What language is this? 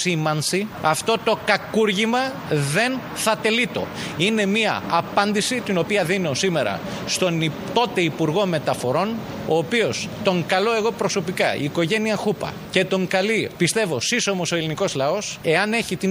Greek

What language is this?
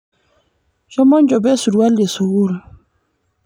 Masai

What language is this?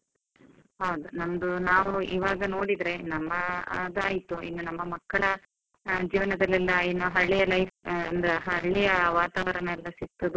Kannada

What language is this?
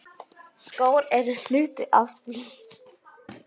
Icelandic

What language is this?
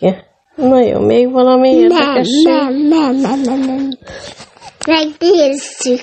Hungarian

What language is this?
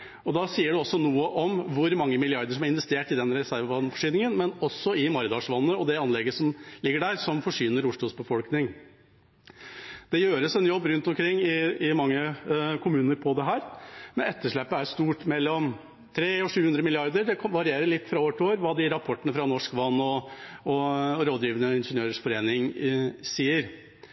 Norwegian Bokmål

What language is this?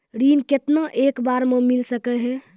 Maithili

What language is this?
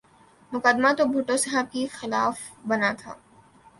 Urdu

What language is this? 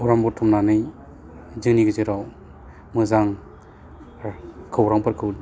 Bodo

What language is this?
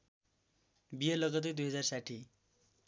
Nepali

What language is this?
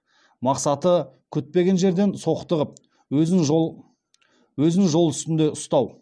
Kazakh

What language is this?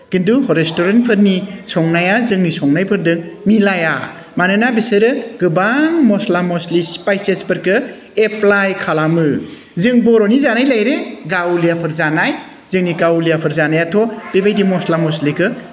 Bodo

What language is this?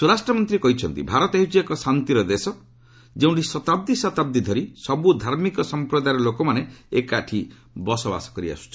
Odia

